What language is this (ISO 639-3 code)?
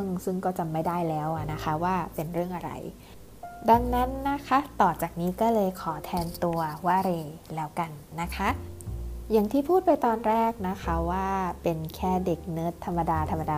tha